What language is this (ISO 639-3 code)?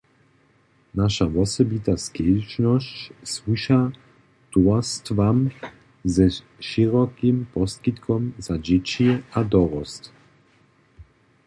hsb